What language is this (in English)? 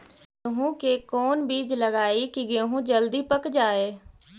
Magahi